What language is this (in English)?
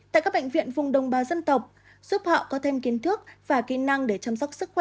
Vietnamese